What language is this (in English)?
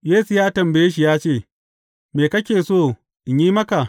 Hausa